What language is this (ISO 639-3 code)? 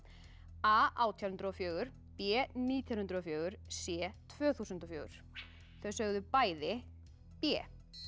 isl